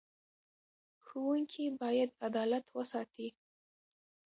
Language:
Pashto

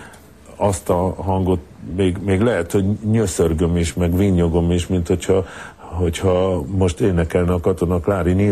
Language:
Hungarian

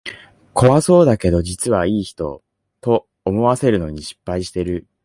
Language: Japanese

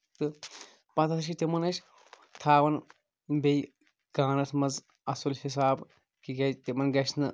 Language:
Kashmiri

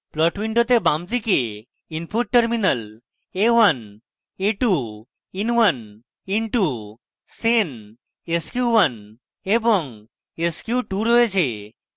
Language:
Bangla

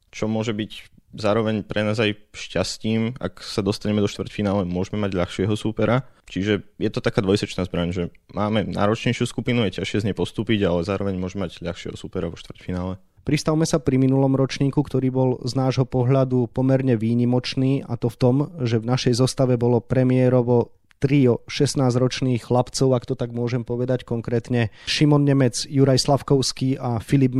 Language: Slovak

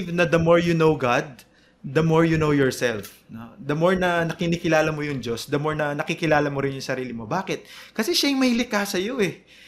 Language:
Filipino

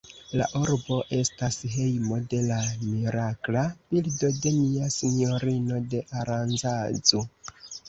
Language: Esperanto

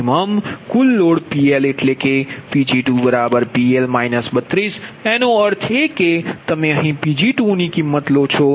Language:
Gujarati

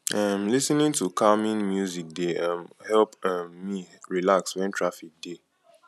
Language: Nigerian Pidgin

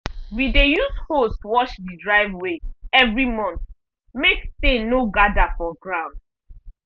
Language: Nigerian Pidgin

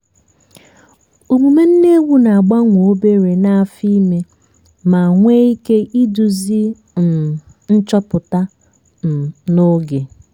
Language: Igbo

